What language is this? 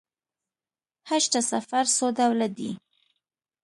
Pashto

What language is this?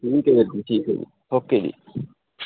Punjabi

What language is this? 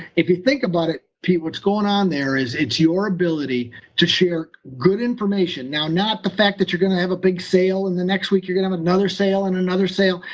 English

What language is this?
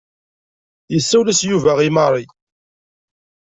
Kabyle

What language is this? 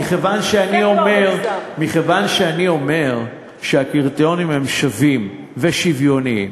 Hebrew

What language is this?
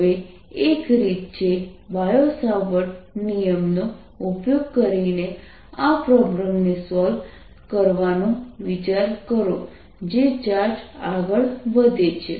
Gujarati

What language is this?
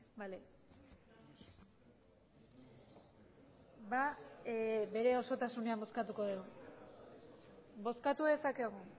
Basque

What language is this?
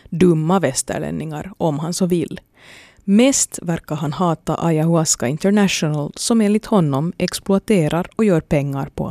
Swedish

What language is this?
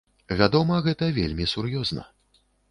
Belarusian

